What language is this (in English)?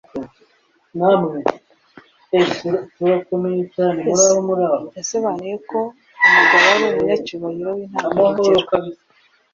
Kinyarwanda